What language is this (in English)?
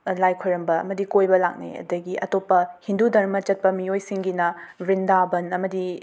Manipuri